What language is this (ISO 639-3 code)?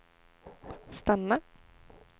swe